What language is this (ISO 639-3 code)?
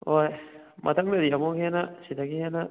mni